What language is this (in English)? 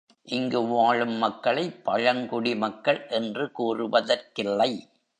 Tamil